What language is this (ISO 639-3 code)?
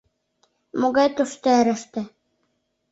chm